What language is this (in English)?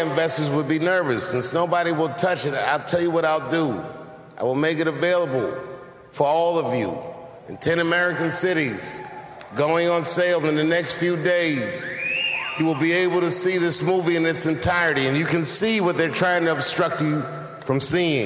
Swedish